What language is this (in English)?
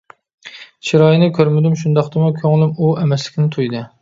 Uyghur